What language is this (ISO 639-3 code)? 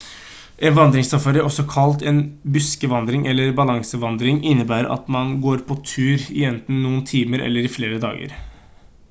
nob